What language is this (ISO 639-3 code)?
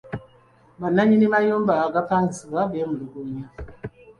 lug